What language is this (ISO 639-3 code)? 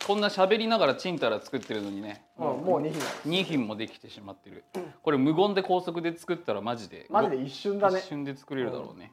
jpn